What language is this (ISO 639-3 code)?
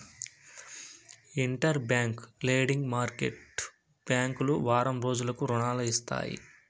tel